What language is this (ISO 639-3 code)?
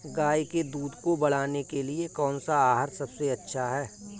hin